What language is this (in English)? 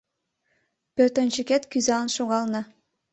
Mari